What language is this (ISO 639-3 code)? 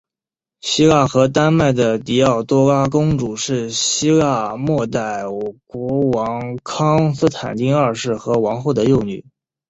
zho